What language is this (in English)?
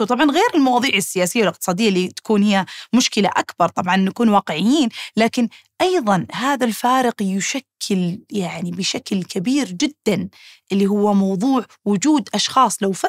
Arabic